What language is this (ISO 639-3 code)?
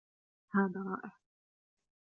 ara